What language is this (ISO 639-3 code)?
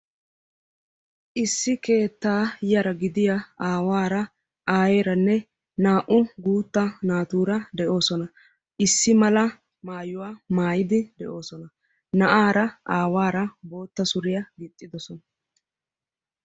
wal